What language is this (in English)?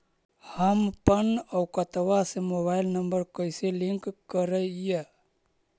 Magahi